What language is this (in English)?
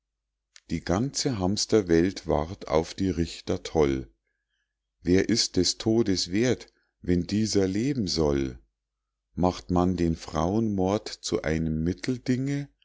German